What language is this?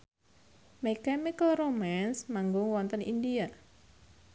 Javanese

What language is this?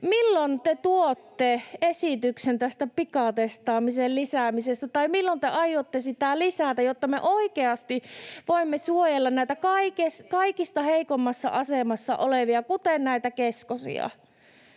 Finnish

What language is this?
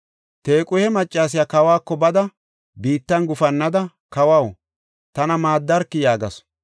Gofa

